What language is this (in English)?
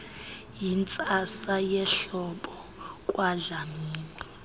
Xhosa